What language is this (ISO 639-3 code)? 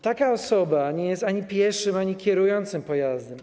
pol